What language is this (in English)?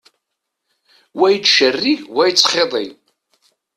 Kabyle